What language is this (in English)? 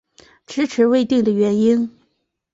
Chinese